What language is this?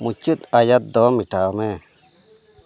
Santali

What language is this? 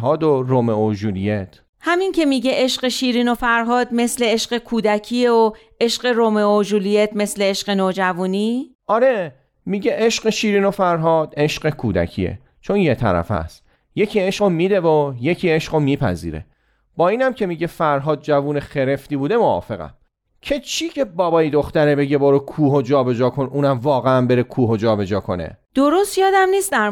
Persian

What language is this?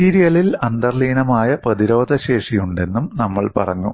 Malayalam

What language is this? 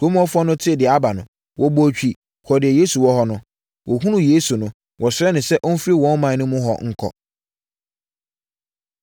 Akan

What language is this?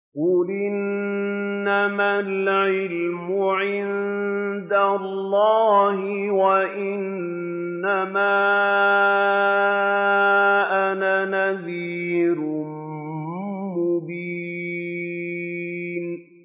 Arabic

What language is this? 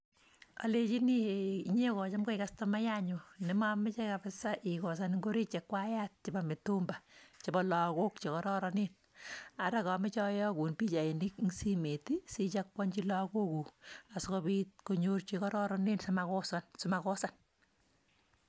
Kalenjin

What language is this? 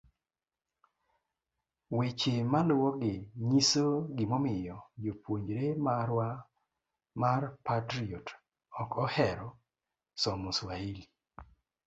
Luo (Kenya and Tanzania)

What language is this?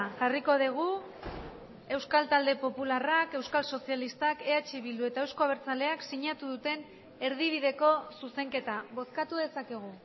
Basque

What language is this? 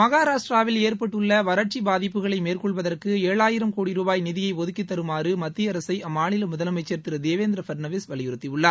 Tamil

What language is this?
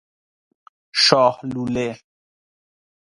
Persian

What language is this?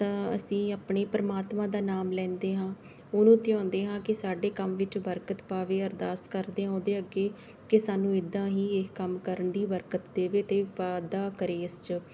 Punjabi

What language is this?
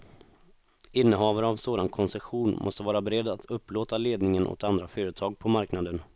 Swedish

